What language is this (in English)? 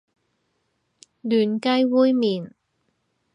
Cantonese